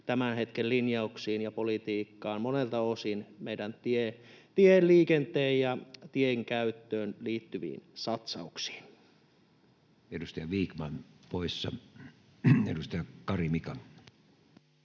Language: Finnish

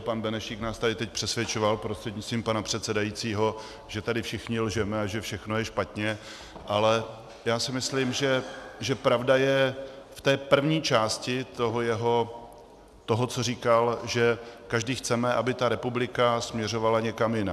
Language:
Czech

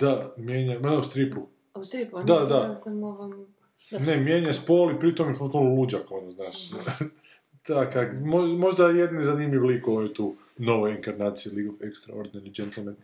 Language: Croatian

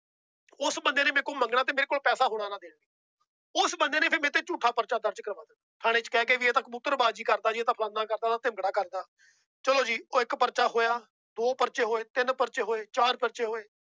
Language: Punjabi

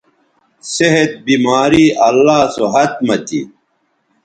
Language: Bateri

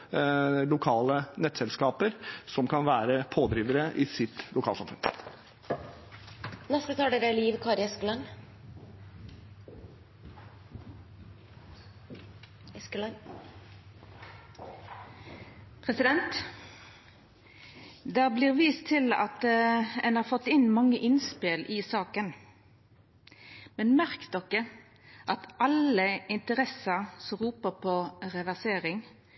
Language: Norwegian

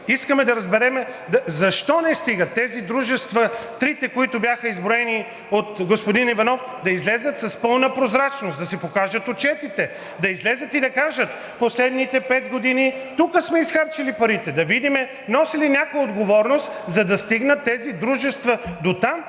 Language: Bulgarian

